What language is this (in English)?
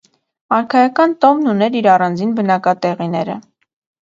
Armenian